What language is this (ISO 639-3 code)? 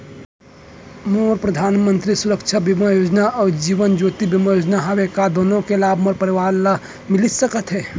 hne